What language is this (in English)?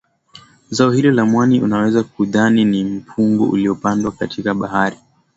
Swahili